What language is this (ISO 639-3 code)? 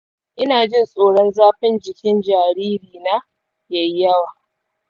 hau